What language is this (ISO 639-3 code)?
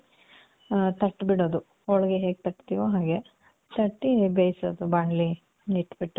kan